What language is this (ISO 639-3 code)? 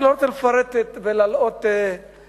heb